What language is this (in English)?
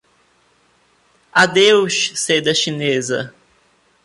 Portuguese